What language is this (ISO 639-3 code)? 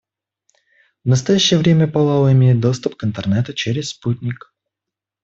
rus